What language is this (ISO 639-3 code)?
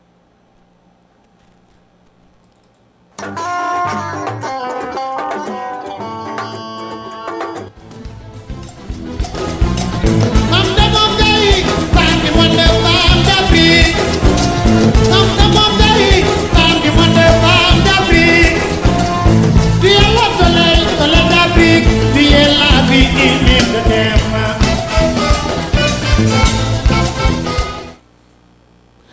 ful